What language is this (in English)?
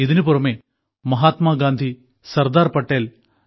Malayalam